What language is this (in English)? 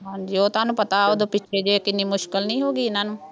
Punjabi